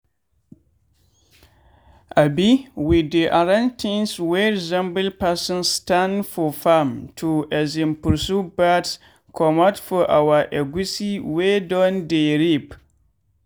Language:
Nigerian Pidgin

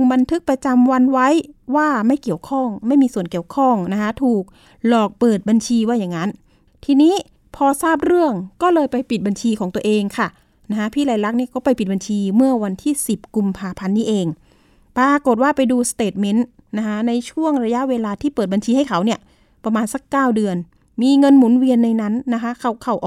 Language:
Thai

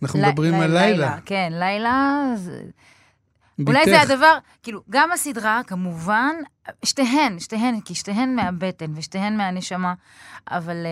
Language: Hebrew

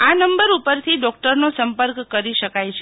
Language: Gujarati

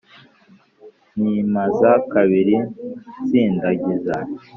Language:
Kinyarwanda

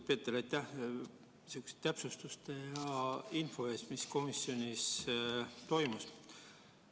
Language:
Estonian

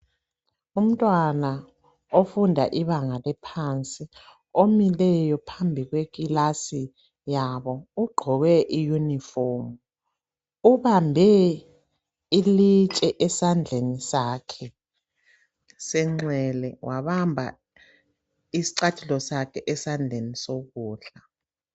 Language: North Ndebele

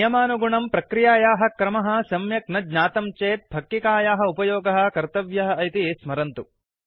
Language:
Sanskrit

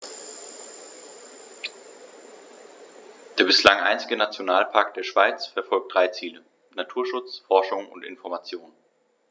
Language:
German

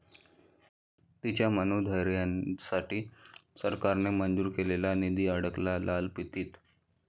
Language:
Marathi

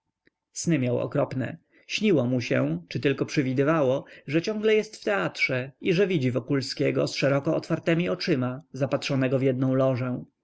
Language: Polish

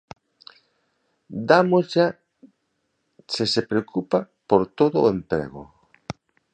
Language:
Galician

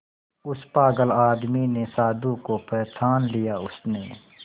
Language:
Hindi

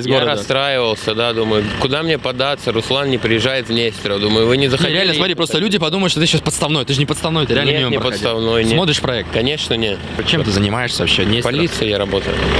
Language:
Russian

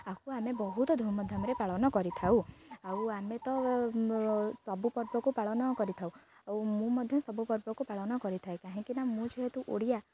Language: Odia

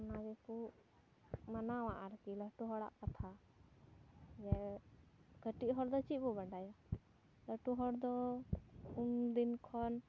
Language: Santali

